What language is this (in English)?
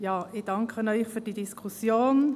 Swiss German